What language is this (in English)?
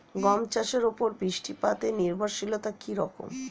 Bangla